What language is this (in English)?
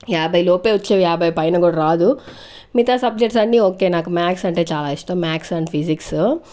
Telugu